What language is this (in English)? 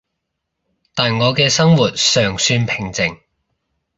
Cantonese